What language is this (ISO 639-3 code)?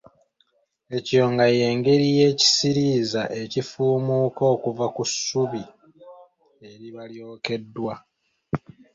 lug